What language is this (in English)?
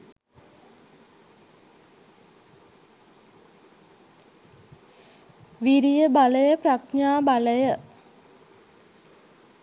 Sinhala